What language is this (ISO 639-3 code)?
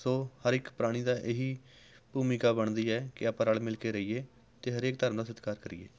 pan